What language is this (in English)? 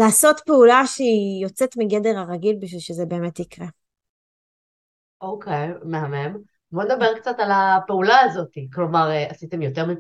Hebrew